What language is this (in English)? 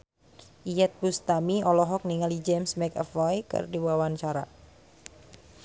Sundanese